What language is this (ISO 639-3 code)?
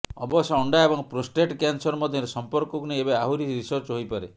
ori